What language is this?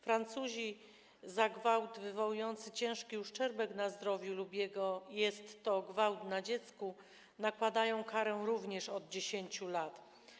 Polish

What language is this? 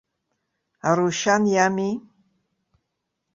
Abkhazian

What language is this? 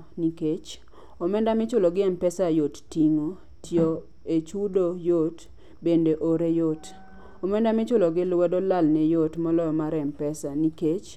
Luo (Kenya and Tanzania)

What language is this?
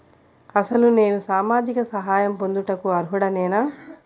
Telugu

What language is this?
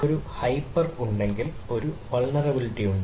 Malayalam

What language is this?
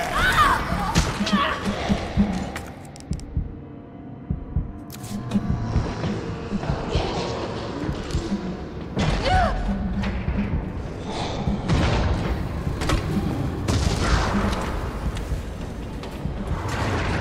Polish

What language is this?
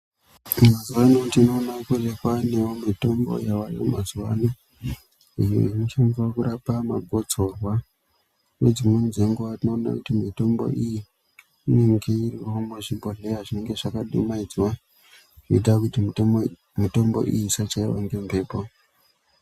Ndau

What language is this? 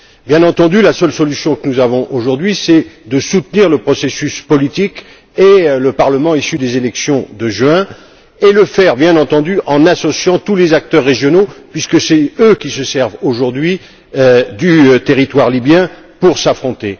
French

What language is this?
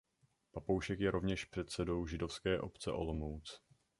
Czech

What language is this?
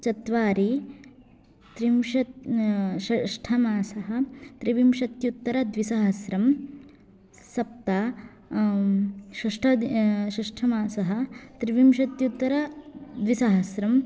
Sanskrit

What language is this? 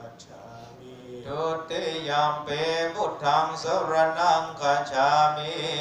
Thai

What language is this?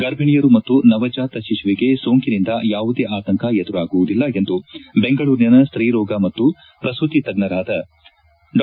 Kannada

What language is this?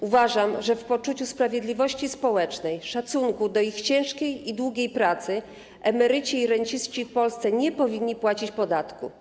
Polish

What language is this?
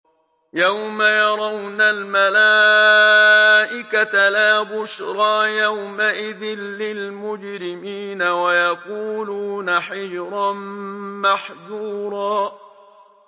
Arabic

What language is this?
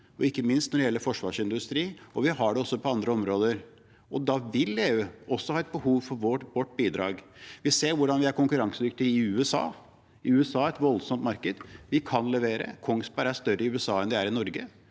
Norwegian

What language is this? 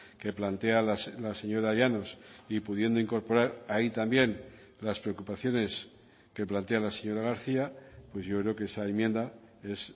Spanish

